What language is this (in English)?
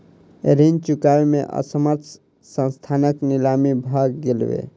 Maithili